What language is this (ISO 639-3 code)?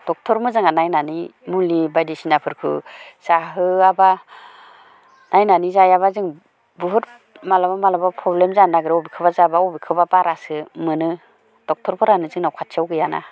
brx